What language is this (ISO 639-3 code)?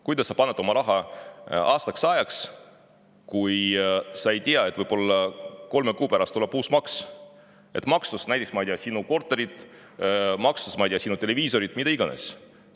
est